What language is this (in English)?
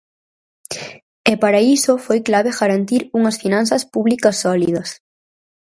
Galician